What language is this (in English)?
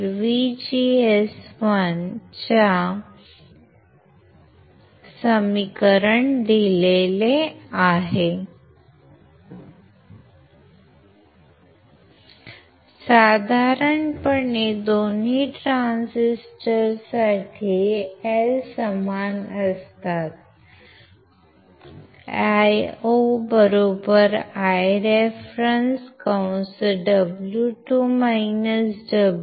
Marathi